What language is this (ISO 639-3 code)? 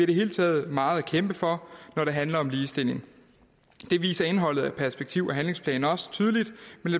dan